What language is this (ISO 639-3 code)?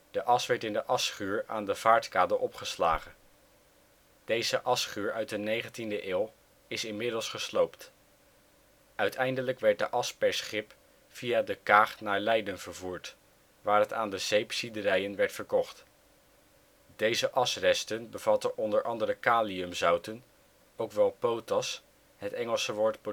nld